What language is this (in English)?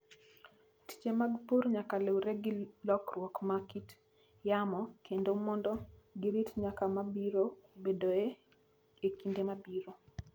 Luo (Kenya and Tanzania)